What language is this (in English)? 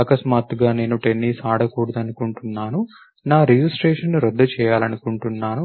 Telugu